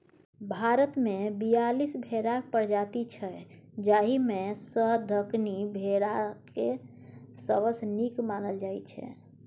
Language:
Maithili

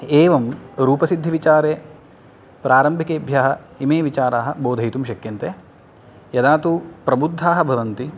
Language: Sanskrit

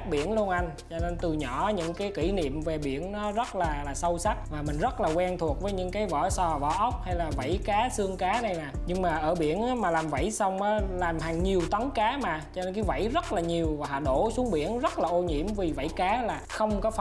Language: Vietnamese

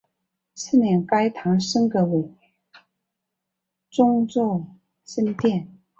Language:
Chinese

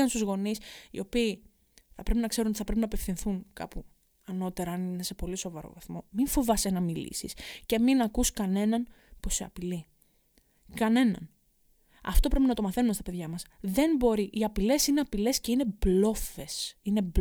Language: Greek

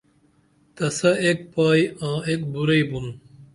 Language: Dameli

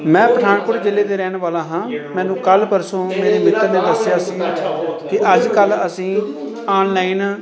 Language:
Punjabi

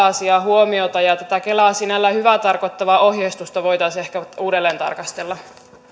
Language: Finnish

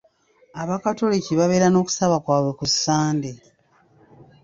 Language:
Ganda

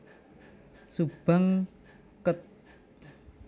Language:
Javanese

